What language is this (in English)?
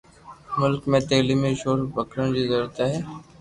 Loarki